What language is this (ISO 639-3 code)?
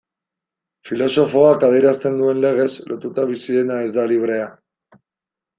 eus